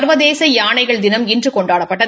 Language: Tamil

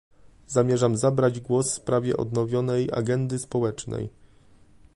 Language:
Polish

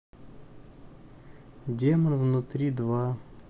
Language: Russian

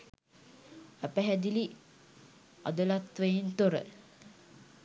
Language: Sinhala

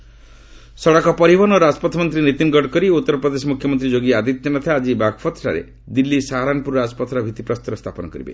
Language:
Odia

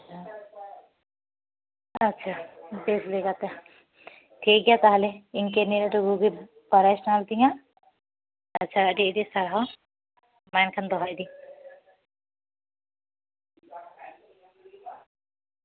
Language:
Santali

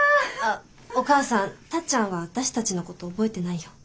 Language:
Japanese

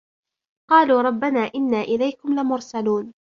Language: Arabic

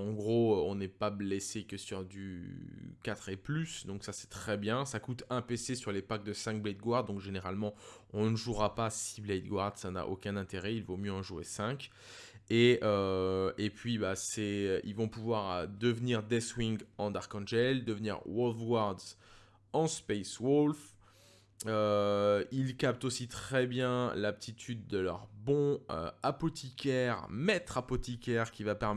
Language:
French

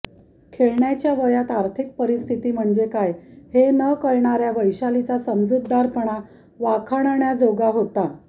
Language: Marathi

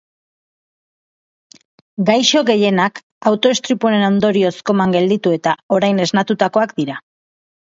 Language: Basque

